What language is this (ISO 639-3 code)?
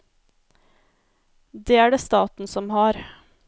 nor